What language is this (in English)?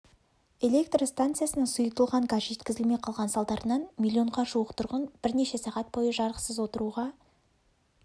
Kazakh